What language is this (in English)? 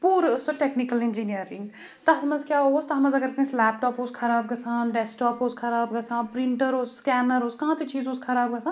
Kashmiri